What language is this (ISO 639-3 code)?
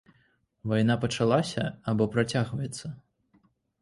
bel